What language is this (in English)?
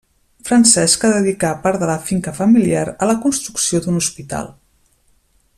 Catalan